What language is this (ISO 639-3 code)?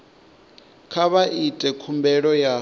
ven